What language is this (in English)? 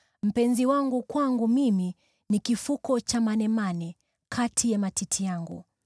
Swahili